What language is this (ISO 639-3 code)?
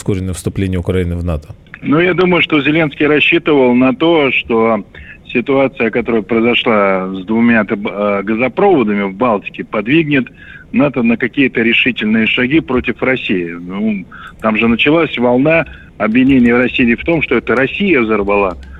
rus